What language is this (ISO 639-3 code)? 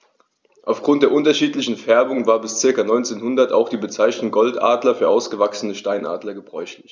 deu